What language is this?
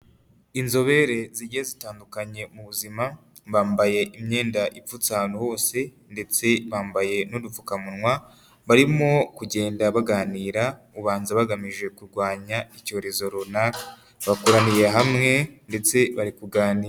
Kinyarwanda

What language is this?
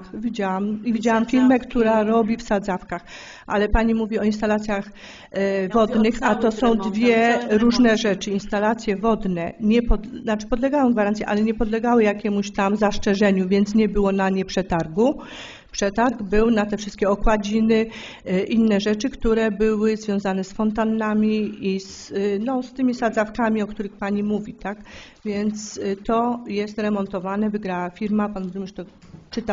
Polish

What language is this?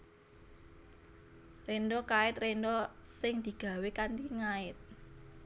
Javanese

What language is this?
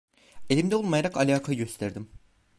Turkish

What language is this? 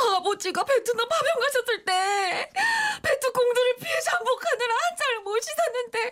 Korean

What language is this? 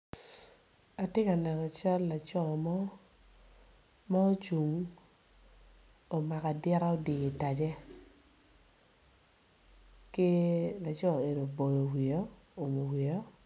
Acoli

